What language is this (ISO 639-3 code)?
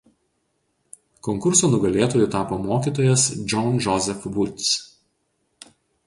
lit